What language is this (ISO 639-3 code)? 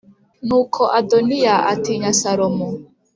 kin